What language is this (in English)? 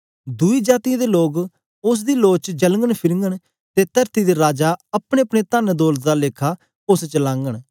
Dogri